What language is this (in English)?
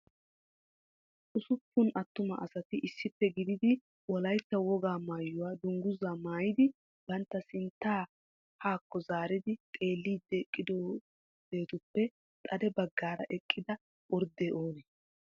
Wolaytta